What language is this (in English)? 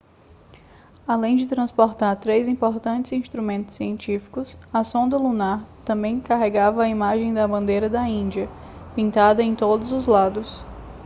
Portuguese